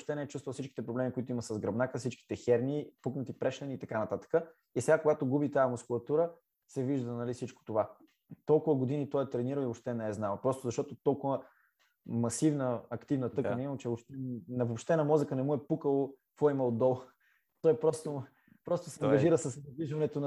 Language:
Bulgarian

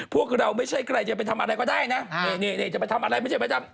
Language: Thai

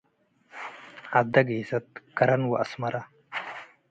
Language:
Tigre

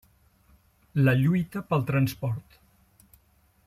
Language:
Catalan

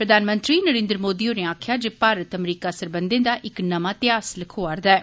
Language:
Dogri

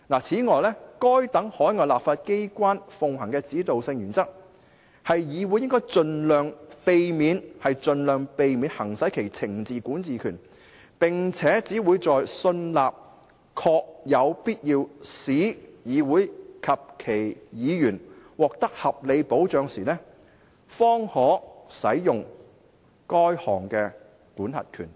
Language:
Cantonese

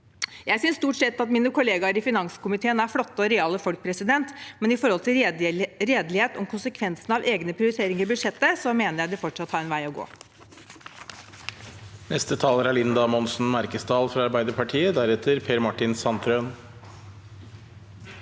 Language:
Norwegian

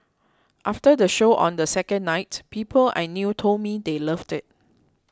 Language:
English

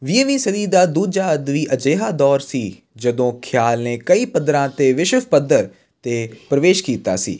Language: Punjabi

